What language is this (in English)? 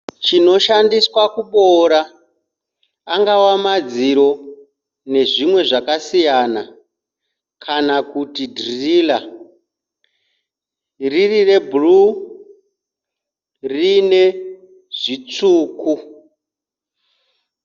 Shona